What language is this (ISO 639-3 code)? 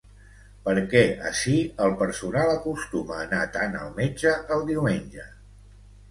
cat